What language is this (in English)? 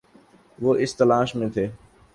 Urdu